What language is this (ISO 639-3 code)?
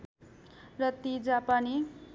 nep